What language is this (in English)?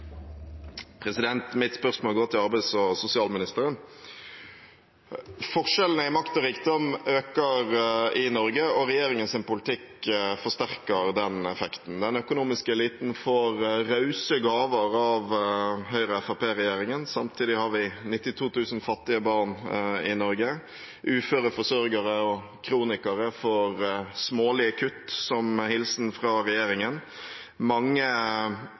Norwegian Bokmål